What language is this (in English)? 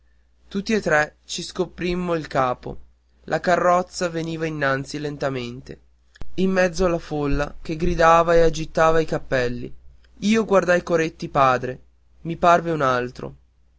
Italian